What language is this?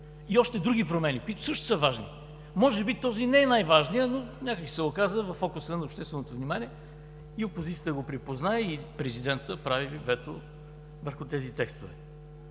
Bulgarian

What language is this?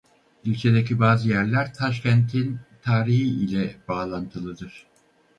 Turkish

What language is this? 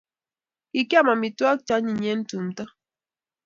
Kalenjin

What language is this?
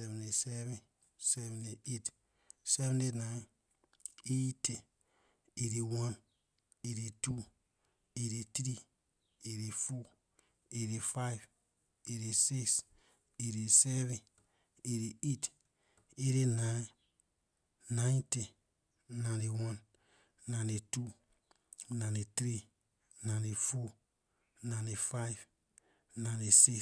Liberian English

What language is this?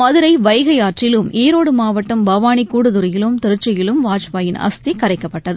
Tamil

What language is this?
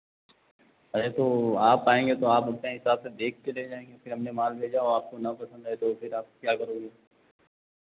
Hindi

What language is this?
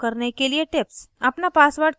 Hindi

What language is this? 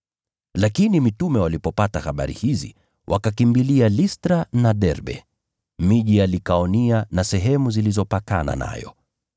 Swahili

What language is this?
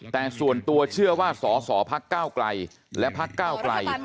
Thai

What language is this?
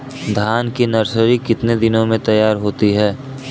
Hindi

